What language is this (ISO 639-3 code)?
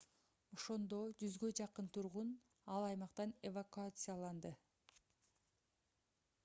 kir